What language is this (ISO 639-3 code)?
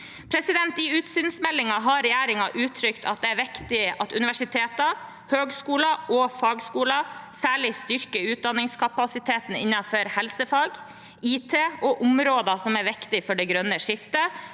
nor